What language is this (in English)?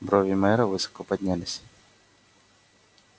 Russian